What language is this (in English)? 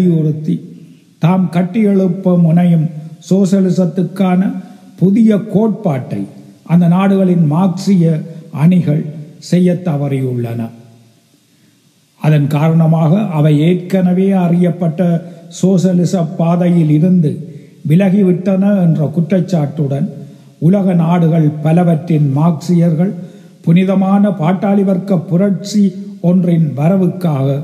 Tamil